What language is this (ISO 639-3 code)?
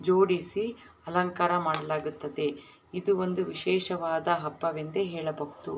kan